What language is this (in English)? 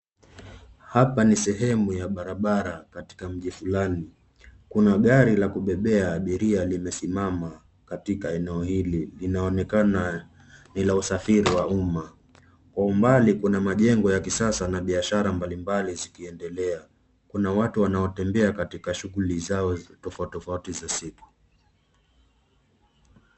Swahili